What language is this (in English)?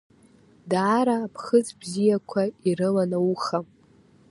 Abkhazian